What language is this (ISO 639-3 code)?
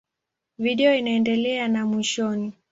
swa